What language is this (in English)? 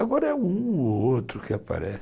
Portuguese